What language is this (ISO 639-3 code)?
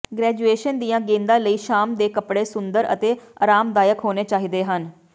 pan